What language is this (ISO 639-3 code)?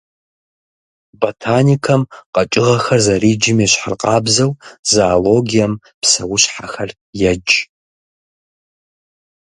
kbd